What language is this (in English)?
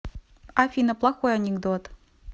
Russian